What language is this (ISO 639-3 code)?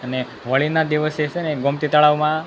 guj